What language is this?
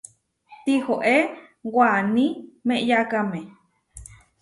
Huarijio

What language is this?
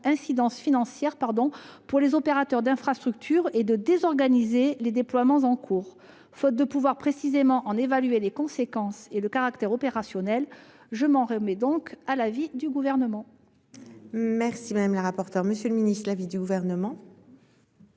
French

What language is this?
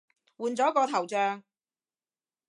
Cantonese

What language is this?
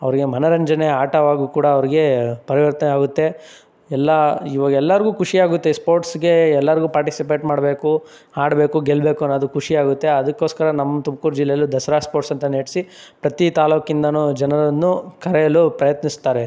Kannada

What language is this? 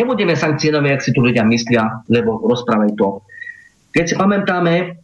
Slovak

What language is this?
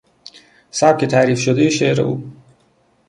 Persian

